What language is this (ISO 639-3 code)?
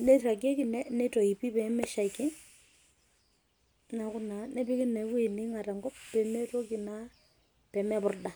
mas